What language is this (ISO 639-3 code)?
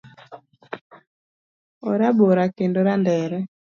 luo